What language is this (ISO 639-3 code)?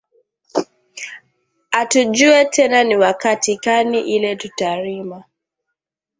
swa